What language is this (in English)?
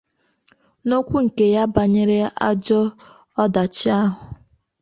Igbo